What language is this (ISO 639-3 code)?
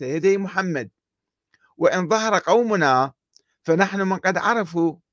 ara